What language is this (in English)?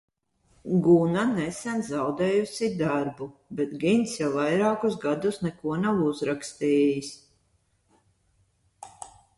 Latvian